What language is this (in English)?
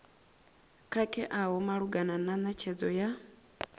Venda